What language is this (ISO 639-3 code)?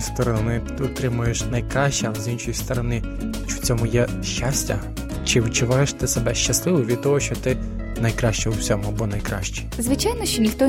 ukr